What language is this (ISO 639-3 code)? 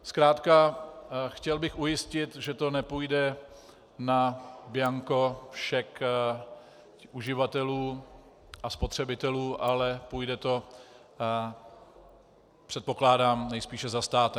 ces